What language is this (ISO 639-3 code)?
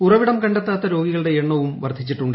mal